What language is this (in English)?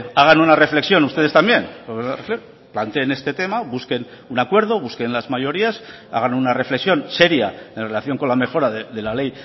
Spanish